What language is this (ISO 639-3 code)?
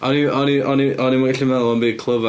cym